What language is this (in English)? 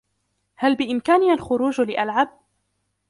Arabic